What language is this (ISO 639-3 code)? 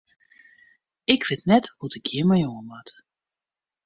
fry